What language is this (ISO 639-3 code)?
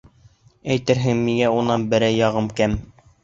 bak